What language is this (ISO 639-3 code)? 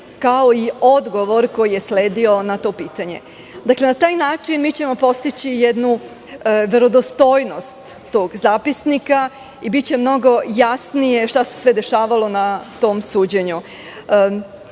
srp